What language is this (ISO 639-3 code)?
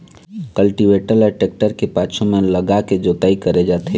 hne